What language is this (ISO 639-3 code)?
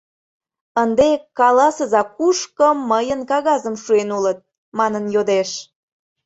chm